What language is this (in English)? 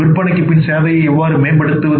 Tamil